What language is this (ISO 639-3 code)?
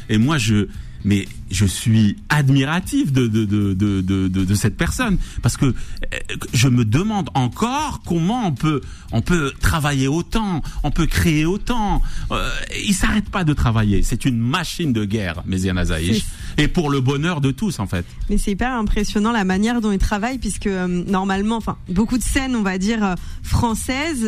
fra